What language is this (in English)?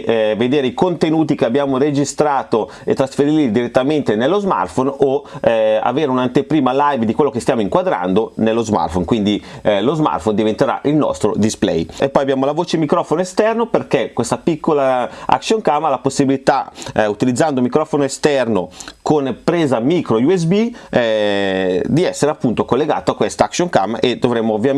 Italian